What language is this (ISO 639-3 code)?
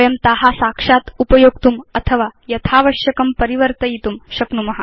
san